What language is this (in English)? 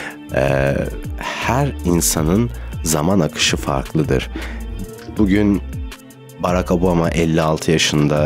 Turkish